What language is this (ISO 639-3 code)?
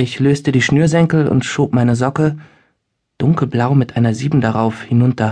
deu